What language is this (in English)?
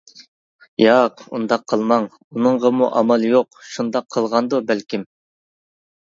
Uyghur